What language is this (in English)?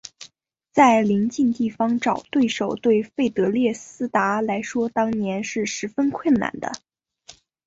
Chinese